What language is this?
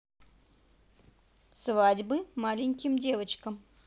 Russian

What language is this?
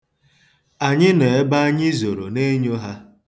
Igbo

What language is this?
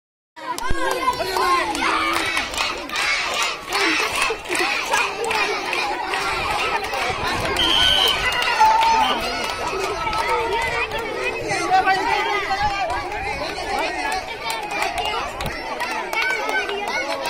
Arabic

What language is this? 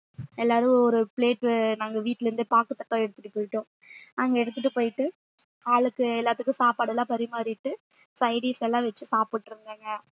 Tamil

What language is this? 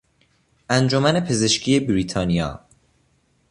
Persian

